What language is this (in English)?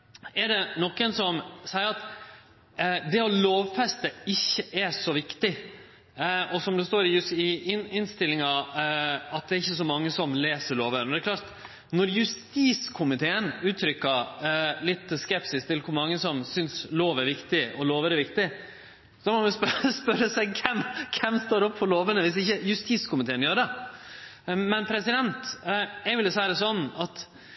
Norwegian Nynorsk